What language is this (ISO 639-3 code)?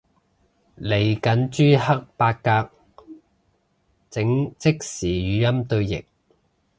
yue